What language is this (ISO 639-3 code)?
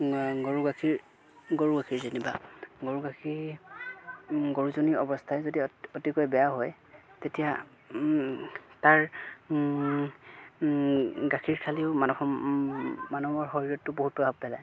asm